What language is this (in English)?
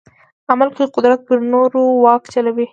Pashto